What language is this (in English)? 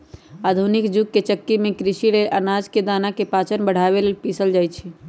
Magahi